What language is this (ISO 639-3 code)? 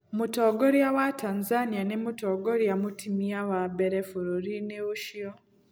kik